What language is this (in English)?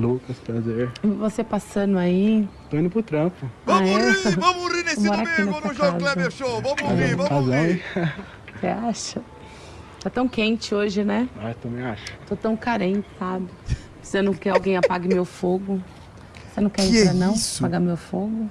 Portuguese